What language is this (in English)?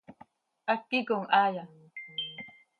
Seri